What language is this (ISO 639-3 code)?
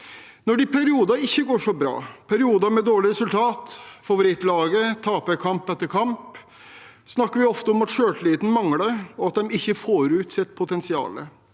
nor